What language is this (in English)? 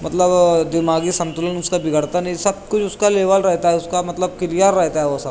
Urdu